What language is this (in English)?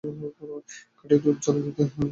Bangla